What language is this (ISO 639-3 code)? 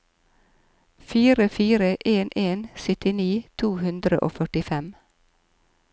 nor